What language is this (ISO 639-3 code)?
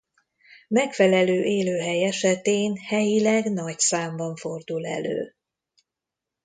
hun